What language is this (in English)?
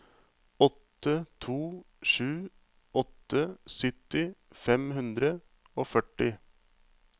Norwegian